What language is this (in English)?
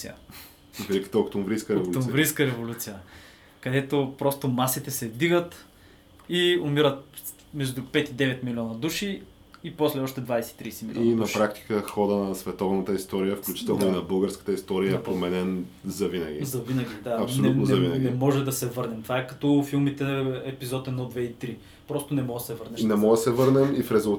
Bulgarian